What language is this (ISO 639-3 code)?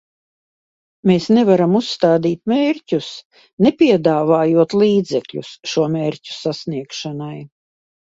lav